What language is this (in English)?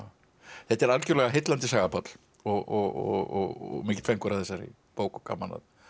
Icelandic